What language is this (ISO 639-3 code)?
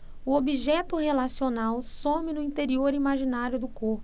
por